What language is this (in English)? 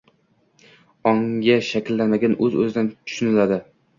Uzbek